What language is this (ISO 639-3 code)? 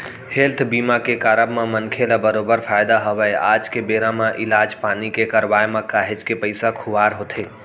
hne